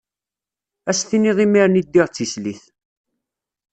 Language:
Kabyle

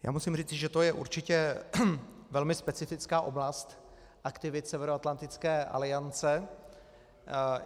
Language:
Czech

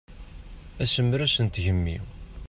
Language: Kabyle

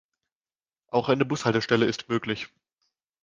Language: German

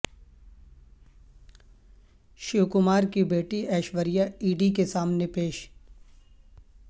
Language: Urdu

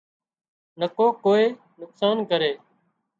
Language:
Wadiyara Koli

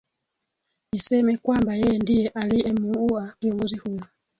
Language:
Swahili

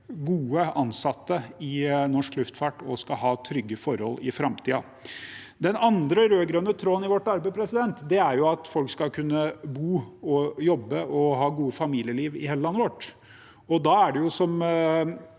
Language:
Norwegian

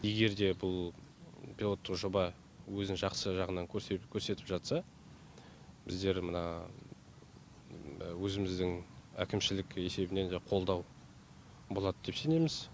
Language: Kazakh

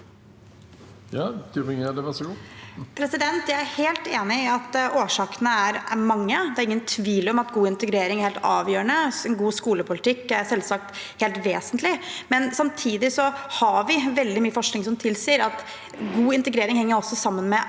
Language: Norwegian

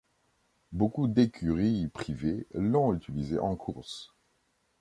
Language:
French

